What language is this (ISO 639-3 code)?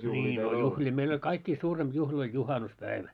fin